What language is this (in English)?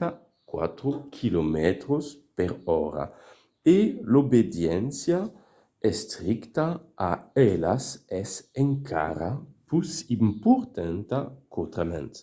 Occitan